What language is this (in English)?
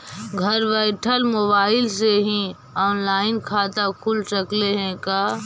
Magahi